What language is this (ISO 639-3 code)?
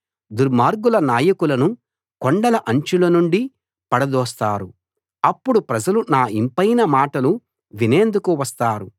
tel